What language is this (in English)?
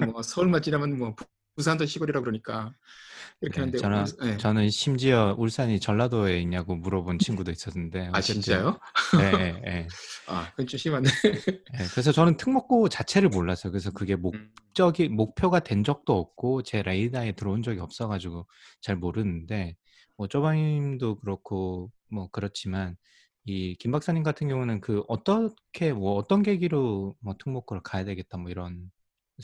Korean